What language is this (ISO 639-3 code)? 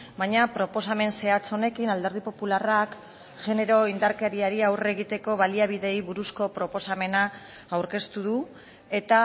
eus